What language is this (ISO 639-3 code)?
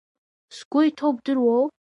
abk